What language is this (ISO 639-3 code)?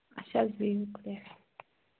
kas